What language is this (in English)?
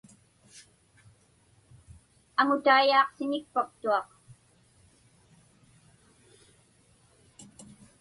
Inupiaq